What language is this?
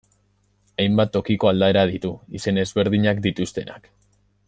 Basque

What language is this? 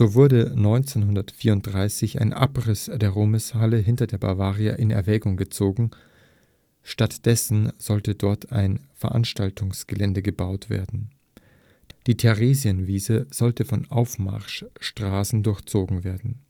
German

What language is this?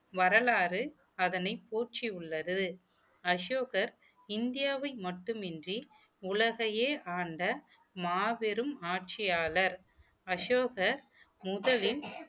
Tamil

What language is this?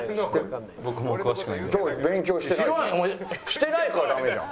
Japanese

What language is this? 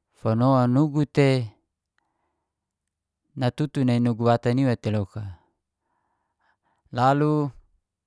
Geser-Gorom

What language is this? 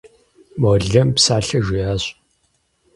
Kabardian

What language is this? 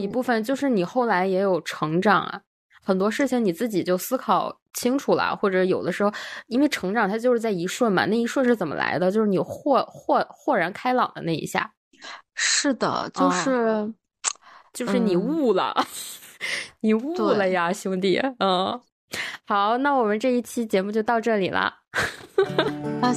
Chinese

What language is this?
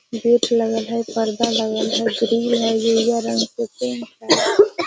Magahi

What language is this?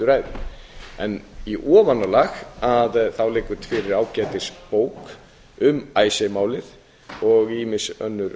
Icelandic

